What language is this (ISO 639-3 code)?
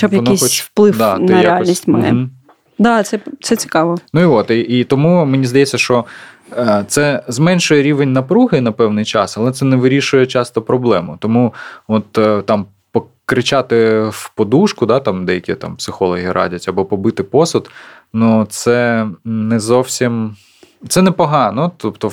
ukr